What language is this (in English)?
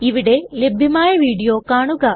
Malayalam